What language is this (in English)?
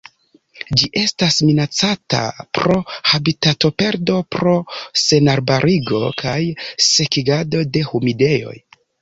Esperanto